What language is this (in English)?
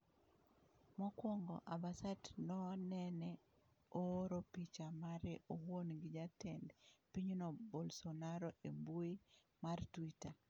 Luo (Kenya and Tanzania)